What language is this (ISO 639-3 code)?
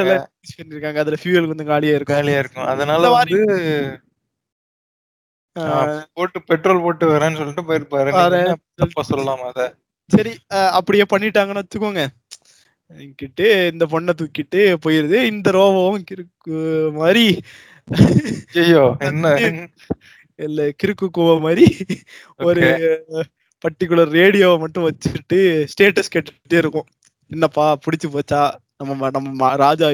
tam